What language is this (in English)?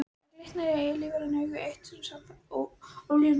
Icelandic